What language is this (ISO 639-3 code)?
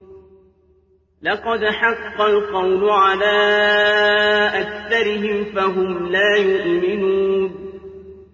ara